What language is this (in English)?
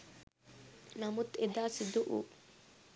Sinhala